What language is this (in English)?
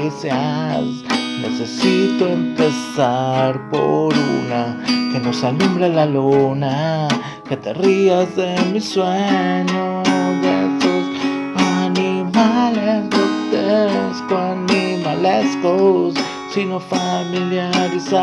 Italian